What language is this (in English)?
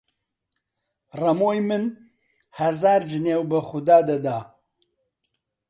Central Kurdish